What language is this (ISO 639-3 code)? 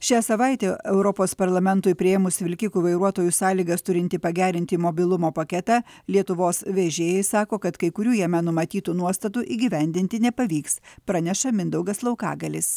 lit